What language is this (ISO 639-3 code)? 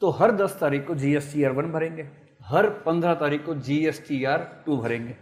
hin